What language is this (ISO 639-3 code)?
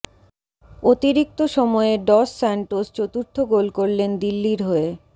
ben